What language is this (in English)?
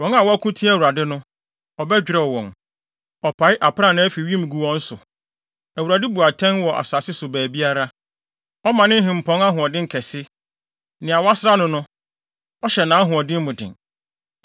Akan